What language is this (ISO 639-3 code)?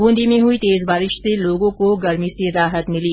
hin